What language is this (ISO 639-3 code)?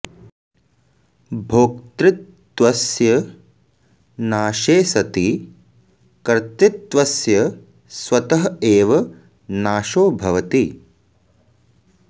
san